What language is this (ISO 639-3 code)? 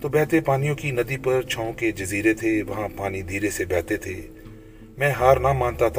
urd